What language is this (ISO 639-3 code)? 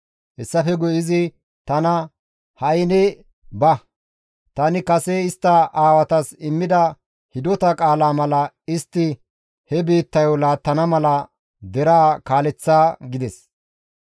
gmv